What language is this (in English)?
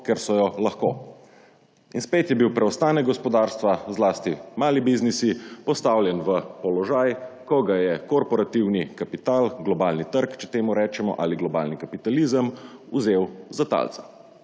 Slovenian